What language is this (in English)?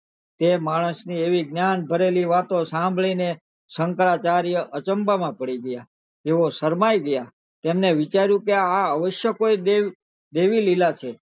Gujarati